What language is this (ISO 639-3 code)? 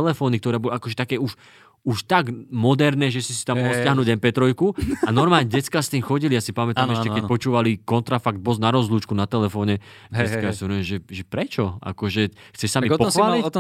slk